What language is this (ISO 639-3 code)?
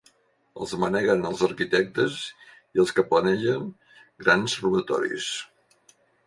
cat